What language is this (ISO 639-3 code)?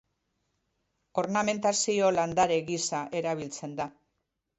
eus